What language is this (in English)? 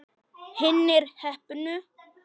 Icelandic